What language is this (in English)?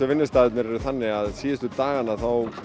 Icelandic